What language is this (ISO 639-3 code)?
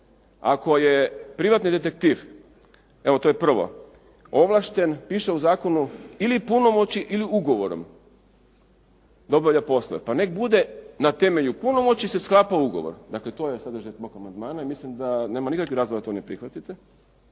hrv